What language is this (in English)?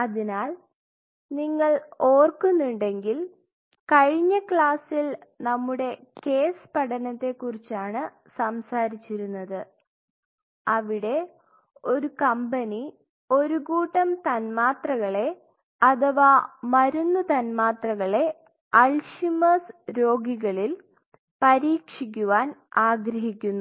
Malayalam